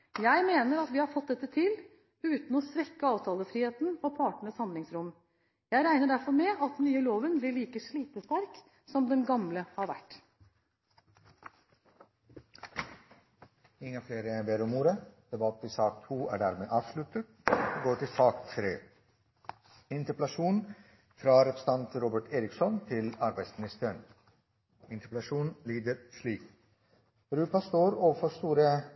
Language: Norwegian Bokmål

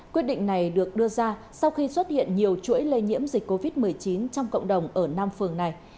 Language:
Vietnamese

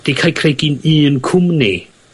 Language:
Welsh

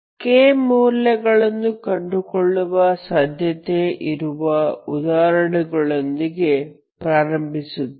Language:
Kannada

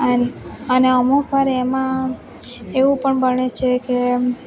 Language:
Gujarati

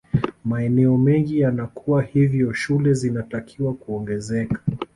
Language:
Swahili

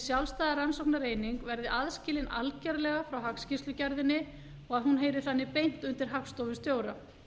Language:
Icelandic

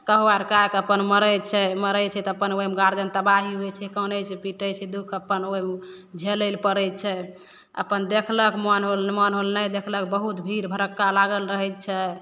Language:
Maithili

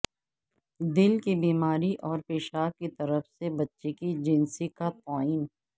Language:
Urdu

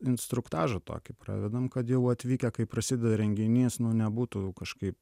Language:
Lithuanian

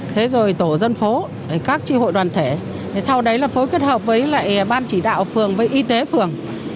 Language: Vietnamese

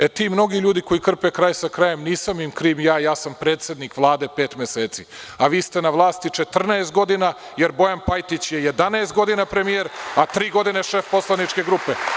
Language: Serbian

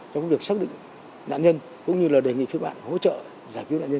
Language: Vietnamese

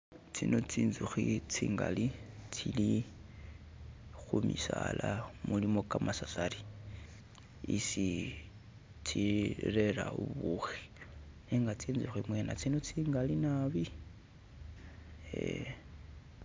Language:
Masaaba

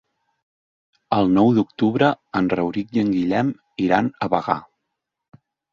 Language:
Catalan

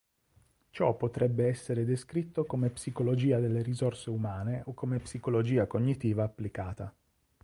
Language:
Italian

